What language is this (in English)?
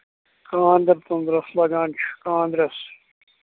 Kashmiri